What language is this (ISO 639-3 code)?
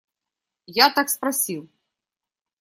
rus